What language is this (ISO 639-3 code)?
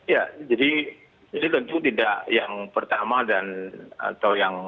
ind